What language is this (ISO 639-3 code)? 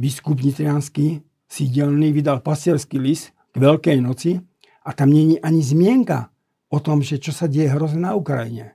slk